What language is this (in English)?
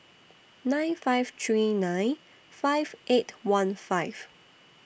English